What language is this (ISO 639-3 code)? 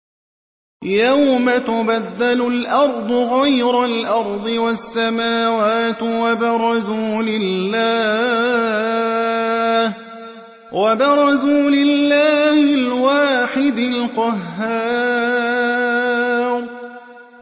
ara